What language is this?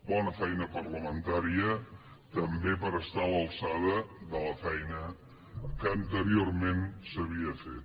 Catalan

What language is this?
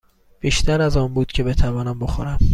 Persian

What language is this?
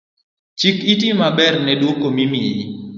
Luo (Kenya and Tanzania)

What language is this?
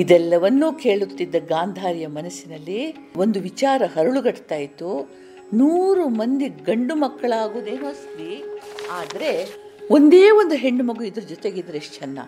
Kannada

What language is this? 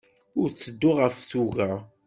Kabyle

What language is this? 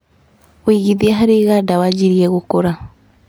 Kikuyu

